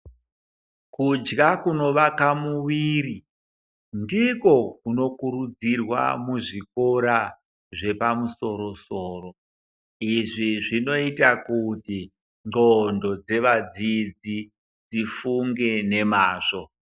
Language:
Ndau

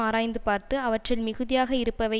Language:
Tamil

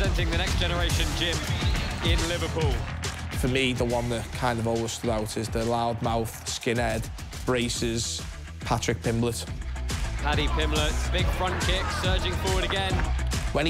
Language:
English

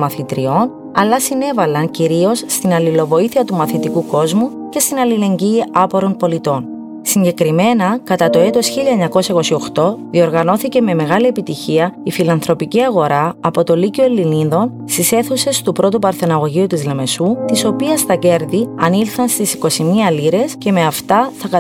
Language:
Greek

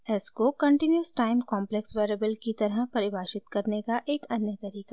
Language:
Hindi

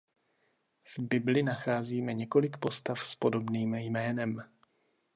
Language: Czech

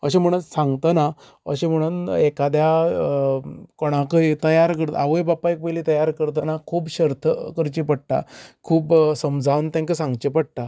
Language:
Konkani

